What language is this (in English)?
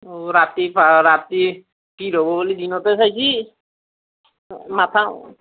Assamese